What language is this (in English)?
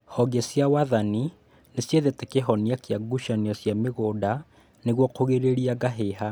Kikuyu